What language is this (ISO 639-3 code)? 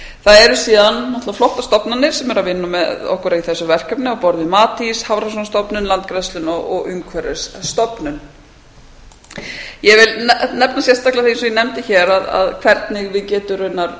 isl